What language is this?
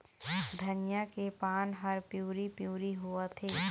Chhattisgarhi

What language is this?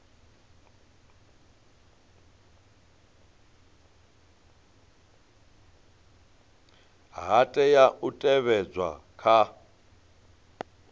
Venda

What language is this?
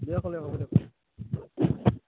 Assamese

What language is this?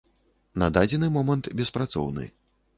Belarusian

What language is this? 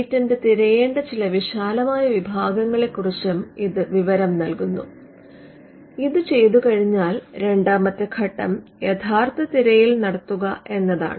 Malayalam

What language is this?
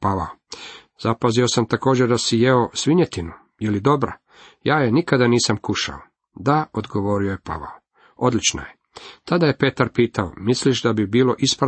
Croatian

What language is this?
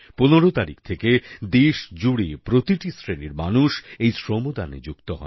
Bangla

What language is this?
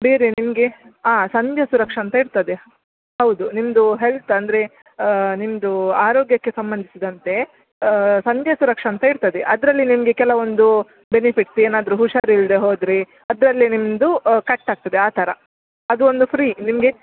Kannada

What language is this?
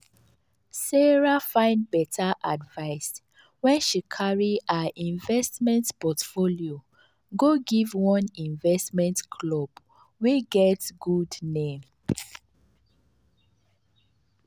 Nigerian Pidgin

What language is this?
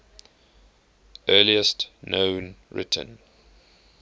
English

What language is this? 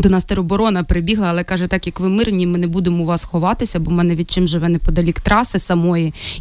Ukrainian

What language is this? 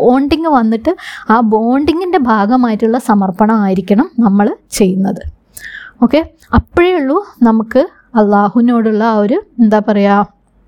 Malayalam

